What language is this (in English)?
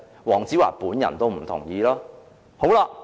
Cantonese